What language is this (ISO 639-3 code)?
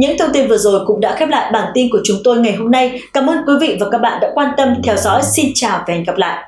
vie